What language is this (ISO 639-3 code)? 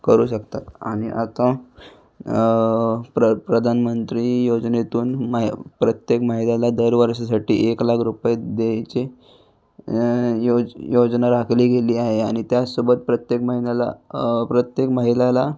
mar